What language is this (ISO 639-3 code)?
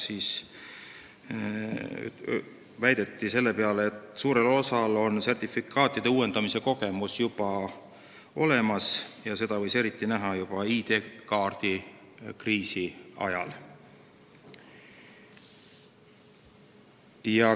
est